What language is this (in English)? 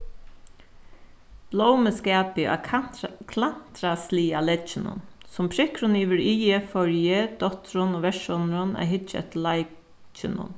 Faroese